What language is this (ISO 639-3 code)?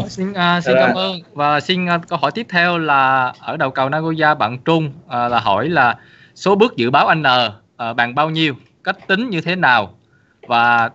vie